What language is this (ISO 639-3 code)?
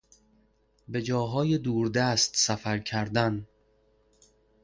fas